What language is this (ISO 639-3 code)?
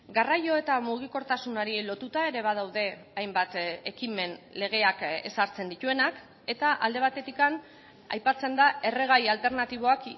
eus